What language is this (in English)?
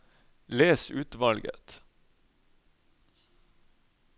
Norwegian